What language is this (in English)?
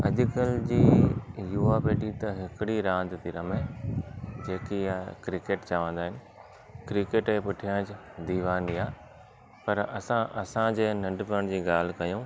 Sindhi